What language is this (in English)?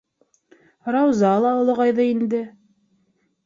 Bashkir